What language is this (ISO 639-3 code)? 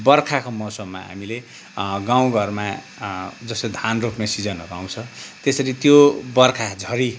nep